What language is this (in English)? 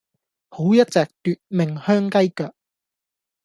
Cantonese